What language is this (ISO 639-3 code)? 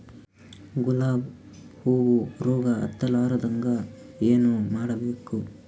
kan